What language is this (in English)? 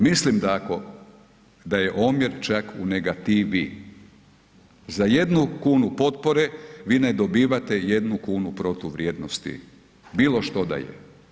Croatian